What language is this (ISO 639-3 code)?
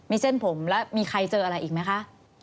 tha